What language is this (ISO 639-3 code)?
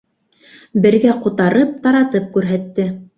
bak